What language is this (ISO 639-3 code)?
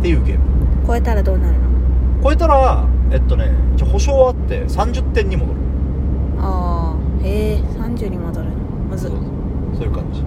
jpn